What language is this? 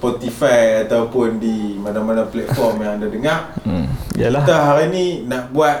Malay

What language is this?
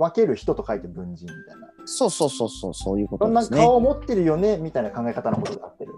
Japanese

